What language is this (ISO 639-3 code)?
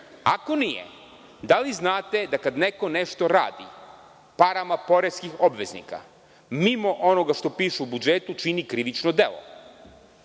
srp